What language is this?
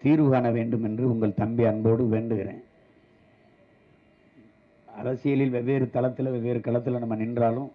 Tamil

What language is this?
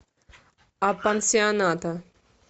Russian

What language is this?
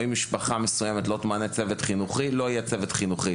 Hebrew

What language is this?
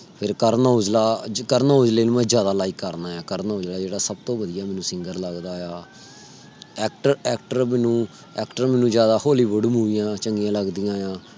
Punjabi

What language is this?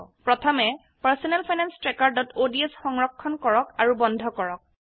Assamese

